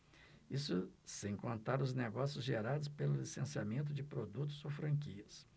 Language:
Portuguese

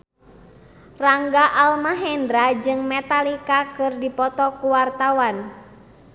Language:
Sundanese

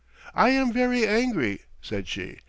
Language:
English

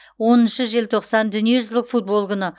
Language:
Kazakh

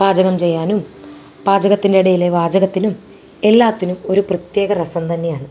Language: Malayalam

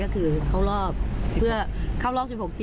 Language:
Thai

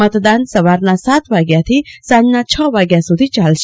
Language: Gujarati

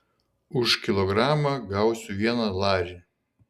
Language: Lithuanian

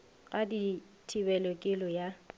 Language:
Northern Sotho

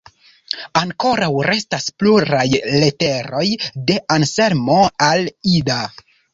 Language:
Esperanto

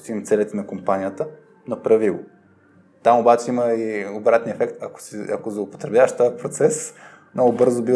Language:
Bulgarian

